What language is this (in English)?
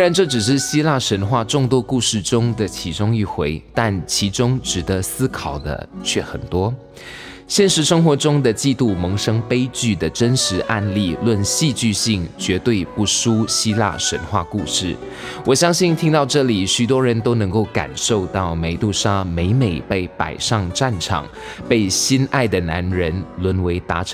Chinese